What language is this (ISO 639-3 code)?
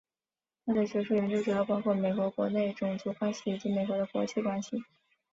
zho